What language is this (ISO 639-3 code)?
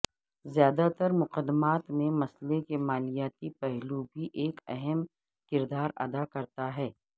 urd